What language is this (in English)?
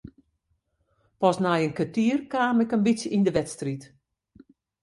Western Frisian